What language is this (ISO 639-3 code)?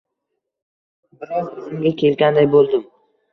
uzb